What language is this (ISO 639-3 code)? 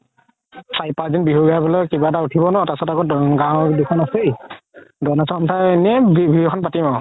asm